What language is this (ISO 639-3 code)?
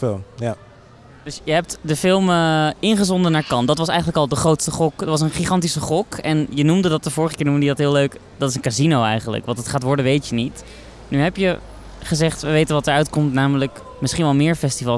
nld